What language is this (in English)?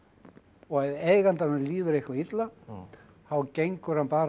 Icelandic